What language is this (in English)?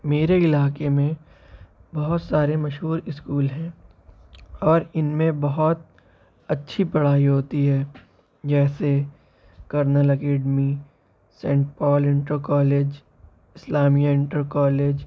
Urdu